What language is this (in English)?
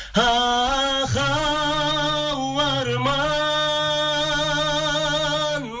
Kazakh